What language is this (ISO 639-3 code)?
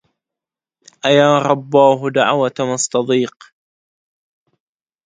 ara